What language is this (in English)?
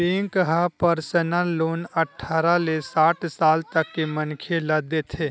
Chhattisgarhi